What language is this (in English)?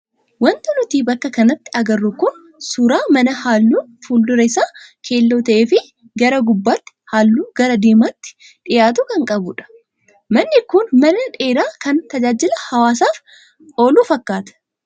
Oromo